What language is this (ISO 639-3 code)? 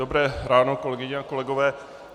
ces